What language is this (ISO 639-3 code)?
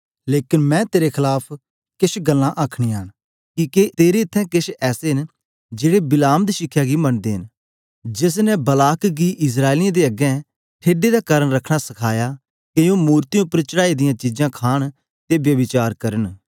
doi